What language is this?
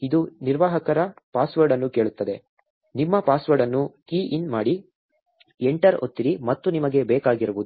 Kannada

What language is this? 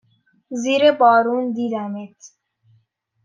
Persian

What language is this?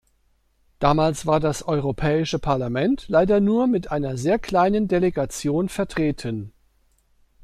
German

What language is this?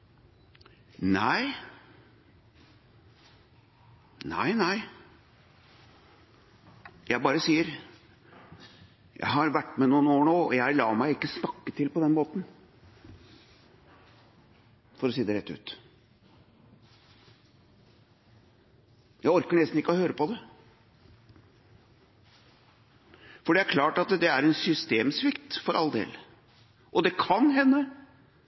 Norwegian Bokmål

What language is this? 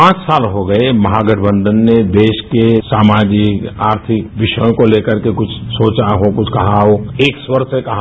Hindi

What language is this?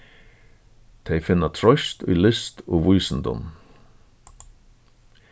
Faroese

